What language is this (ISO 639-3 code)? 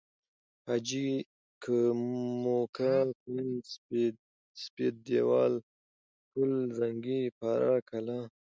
pus